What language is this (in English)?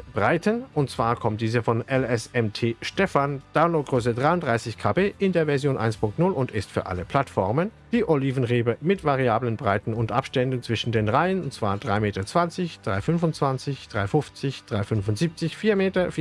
German